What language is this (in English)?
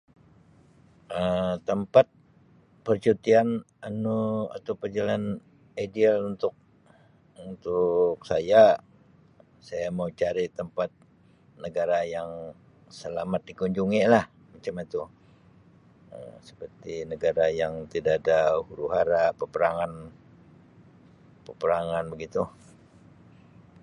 Sabah Malay